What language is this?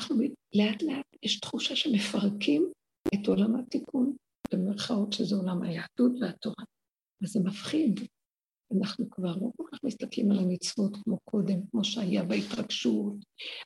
Hebrew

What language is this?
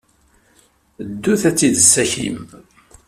Kabyle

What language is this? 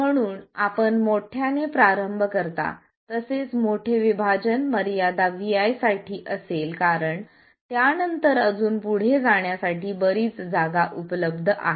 Marathi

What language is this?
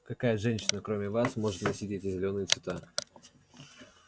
Russian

